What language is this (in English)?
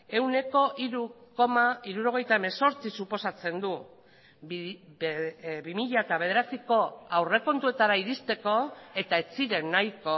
Basque